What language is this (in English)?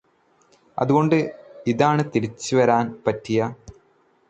Malayalam